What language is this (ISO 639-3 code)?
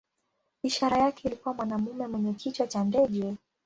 swa